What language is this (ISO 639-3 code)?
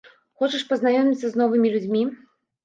bel